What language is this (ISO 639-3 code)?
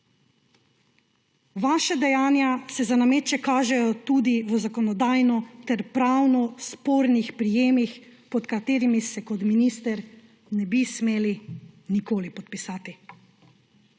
slv